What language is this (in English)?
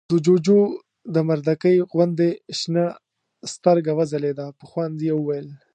Pashto